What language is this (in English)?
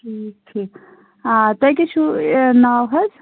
Kashmiri